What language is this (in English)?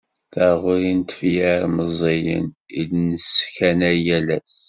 Kabyle